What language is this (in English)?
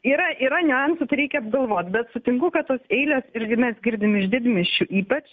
Lithuanian